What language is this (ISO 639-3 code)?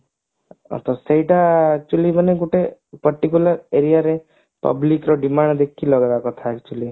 ori